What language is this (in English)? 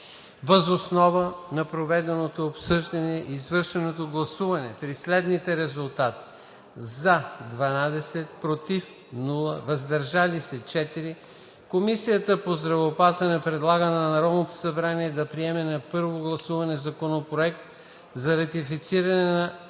Bulgarian